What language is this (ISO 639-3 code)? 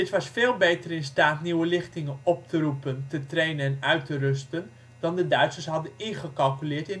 nld